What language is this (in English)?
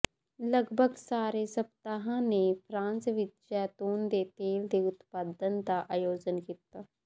Punjabi